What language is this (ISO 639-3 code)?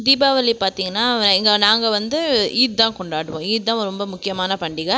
tam